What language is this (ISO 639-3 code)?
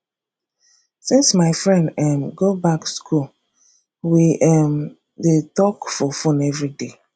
pcm